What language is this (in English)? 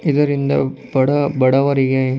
Kannada